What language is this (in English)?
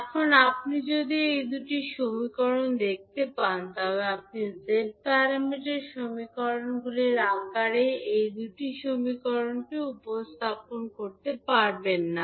Bangla